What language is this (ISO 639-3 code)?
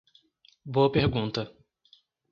por